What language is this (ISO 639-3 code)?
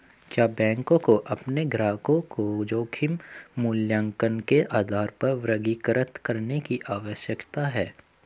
hin